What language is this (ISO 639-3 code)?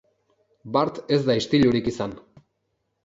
eus